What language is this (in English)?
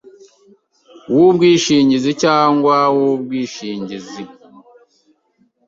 Kinyarwanda